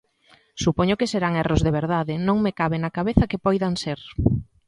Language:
Galician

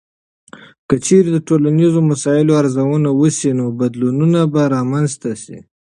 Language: Pashto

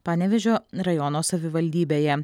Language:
Lithuanian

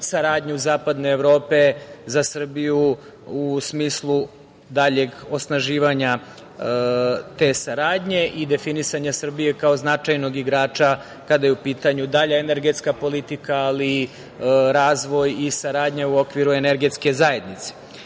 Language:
Serbian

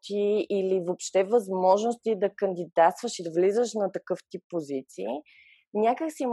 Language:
Bulgarian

